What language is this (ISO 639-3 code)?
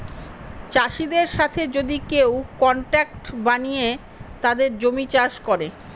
ben